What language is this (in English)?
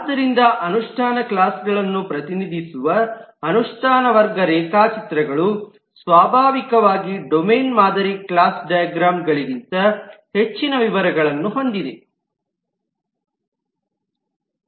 Kannada